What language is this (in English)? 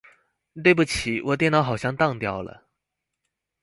Chinese